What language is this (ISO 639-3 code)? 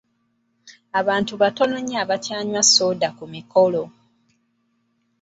lug